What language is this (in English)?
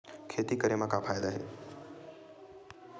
Chhattisgarhi